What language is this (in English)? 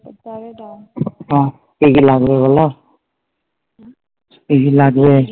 Bangla